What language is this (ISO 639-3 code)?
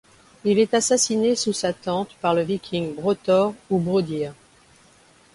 fra